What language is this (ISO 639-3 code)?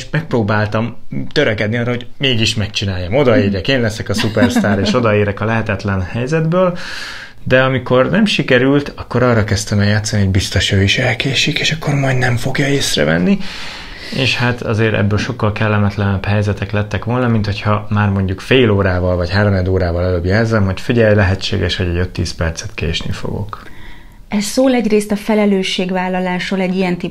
hun